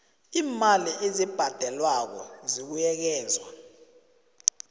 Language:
South Ndebele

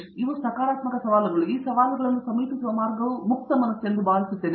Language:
Kannada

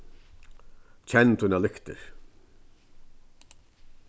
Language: Faroese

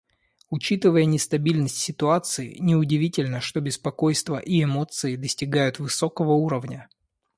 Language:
Russian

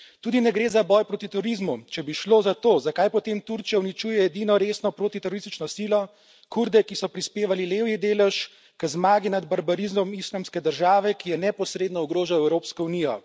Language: Slovenian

